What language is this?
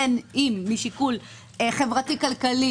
Hebrew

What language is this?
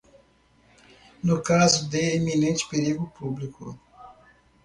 Portuguese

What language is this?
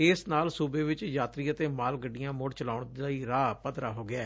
Punjabi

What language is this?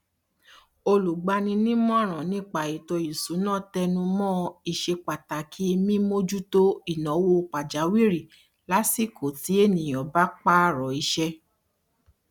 Yoruba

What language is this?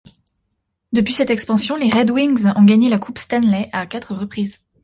French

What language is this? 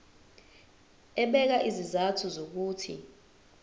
Zulu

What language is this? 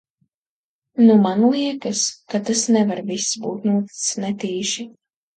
Latvian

